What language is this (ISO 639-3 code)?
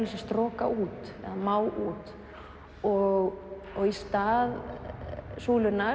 isl